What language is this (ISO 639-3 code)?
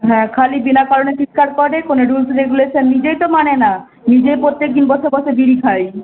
ben